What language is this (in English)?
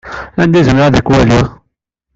Kabyle